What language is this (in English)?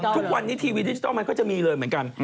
Thai